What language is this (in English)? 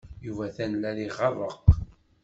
Kabyle